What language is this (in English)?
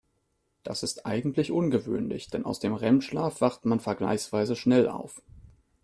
German